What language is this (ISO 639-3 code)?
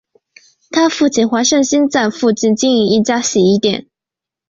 zho